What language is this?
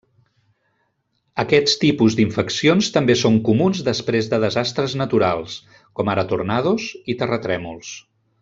Catalan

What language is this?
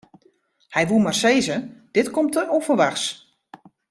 Western Frisian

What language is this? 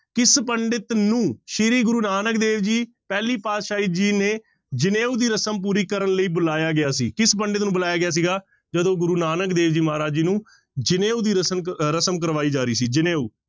Punjabi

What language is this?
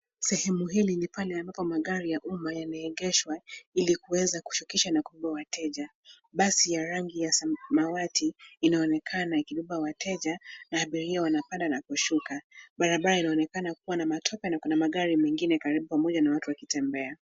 Swahili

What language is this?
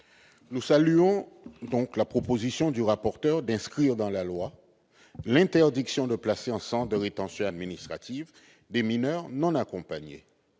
French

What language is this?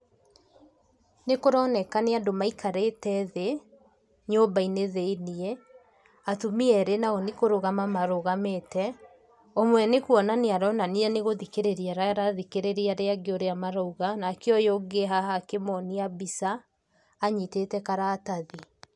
Kikuyu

